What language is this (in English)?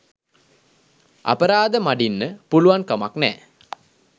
Sinhala